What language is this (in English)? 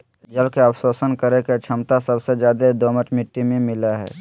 Magahi